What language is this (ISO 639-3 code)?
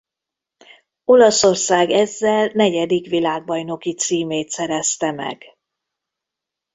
hun